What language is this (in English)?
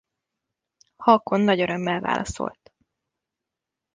Hungarian